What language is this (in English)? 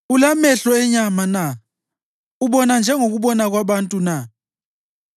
North Ndebele